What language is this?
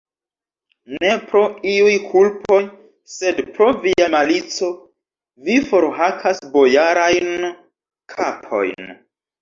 Esperanto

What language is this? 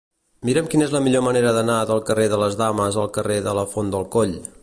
Catalan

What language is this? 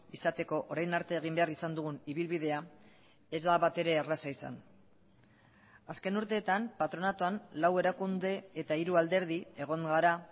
Basque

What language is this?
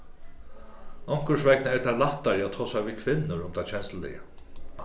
Faroese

